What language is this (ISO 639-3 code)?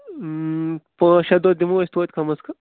kas